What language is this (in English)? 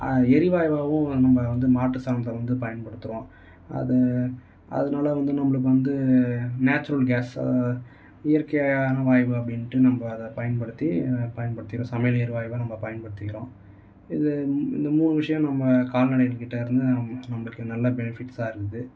Tamil